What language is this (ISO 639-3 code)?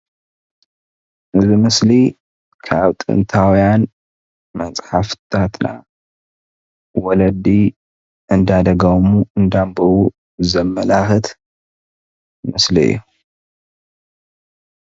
tir